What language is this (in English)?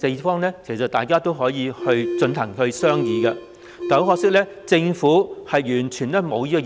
Cantonese